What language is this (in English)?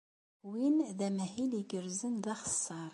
Kabyle